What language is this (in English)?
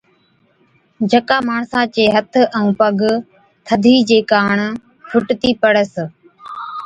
Od